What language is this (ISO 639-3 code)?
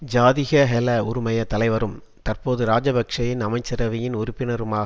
tam